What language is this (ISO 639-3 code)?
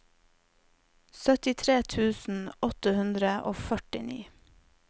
nor